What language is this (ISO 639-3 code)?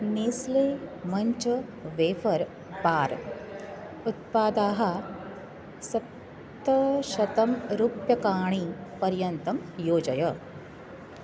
san